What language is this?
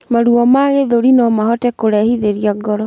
Kikuyu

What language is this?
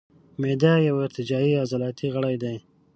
Pashto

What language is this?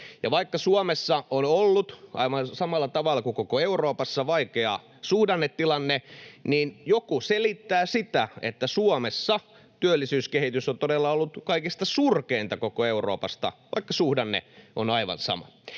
Finnish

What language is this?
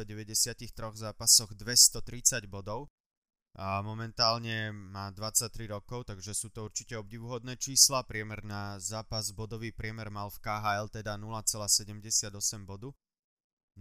Slovak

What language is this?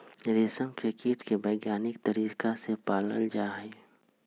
Magahi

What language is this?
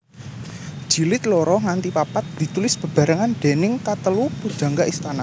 Javanese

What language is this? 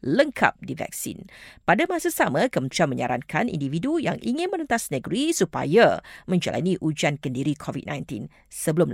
Malay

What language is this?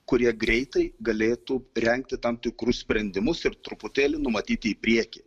Lithuanian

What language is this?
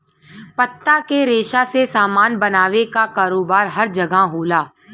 Bhojpuri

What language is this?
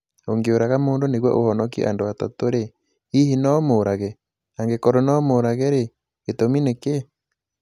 Kikuyu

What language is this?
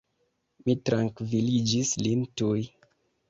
Esperanto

